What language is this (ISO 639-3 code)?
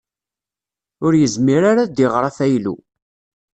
kab